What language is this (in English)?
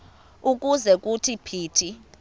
Xhosa